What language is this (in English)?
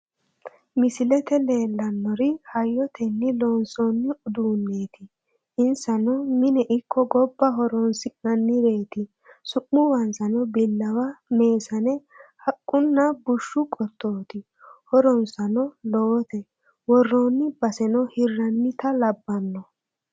Sidamo